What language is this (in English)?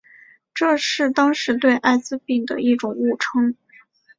Chinese